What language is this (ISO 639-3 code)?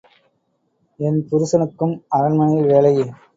tam